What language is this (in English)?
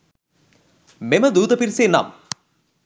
Sinhala